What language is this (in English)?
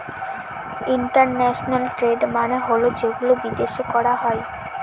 Bangla